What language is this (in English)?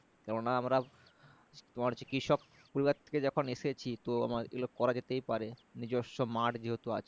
Bangla